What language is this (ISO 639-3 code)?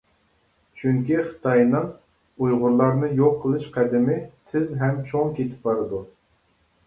uig